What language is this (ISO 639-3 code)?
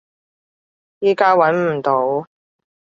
yue